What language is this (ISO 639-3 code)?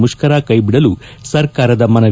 kan